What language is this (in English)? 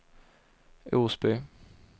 Swedish